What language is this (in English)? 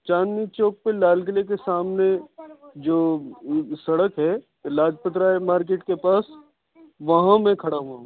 Urdu